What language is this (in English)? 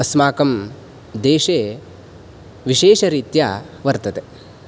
Sanskrit